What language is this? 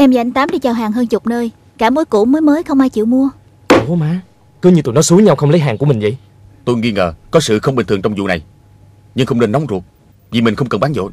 Vietnamese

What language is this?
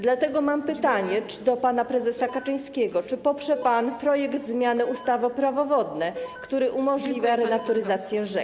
Polish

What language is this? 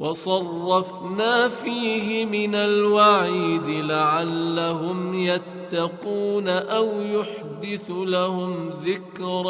Arabic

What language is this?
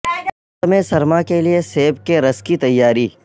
Urdu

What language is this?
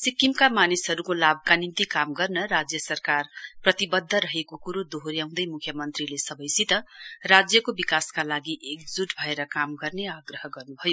Nepali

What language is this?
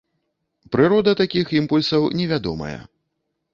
Belarusian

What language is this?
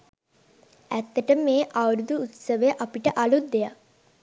Sinhala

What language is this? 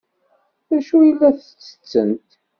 Kabyle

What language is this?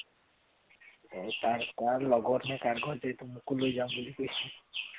Assamese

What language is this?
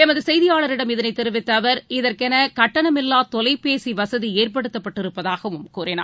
Tamil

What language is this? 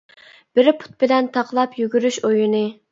Uyghur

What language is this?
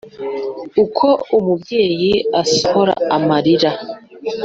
Kinyarwanda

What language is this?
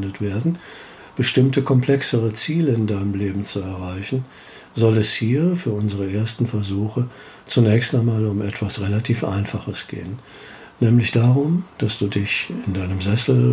German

